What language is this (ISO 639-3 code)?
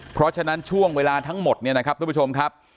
tha